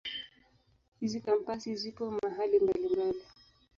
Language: Swahili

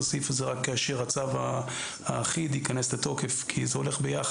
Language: Hebrew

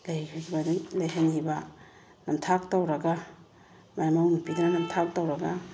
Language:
Manipuri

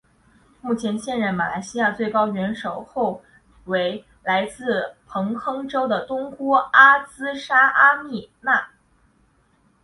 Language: Chinese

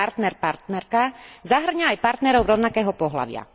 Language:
Slovak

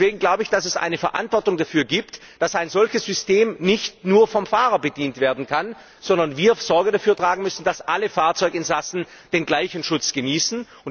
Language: German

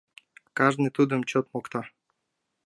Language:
Mari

